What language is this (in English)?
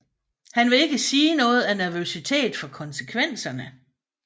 Danish